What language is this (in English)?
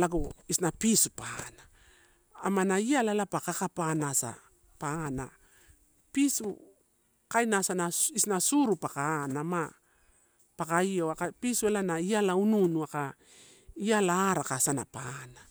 Torau